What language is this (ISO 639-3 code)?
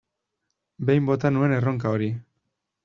eus